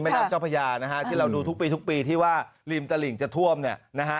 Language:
Thai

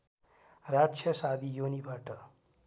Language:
Nepali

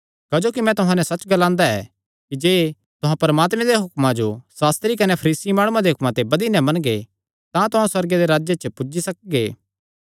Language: Kangri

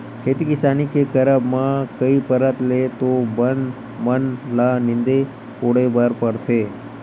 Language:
Chhattisgarhi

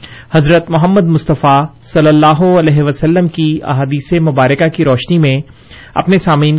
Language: Urdu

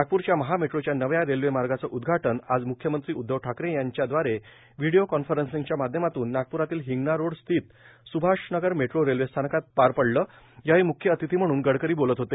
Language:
Marathi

